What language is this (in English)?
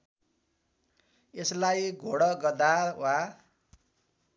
Nepali